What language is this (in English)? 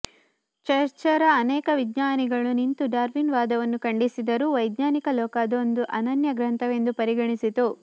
Kannada